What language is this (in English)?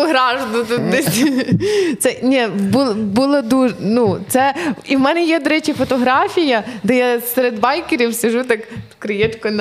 Ukrainian